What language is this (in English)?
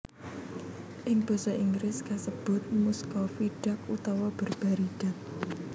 Javanese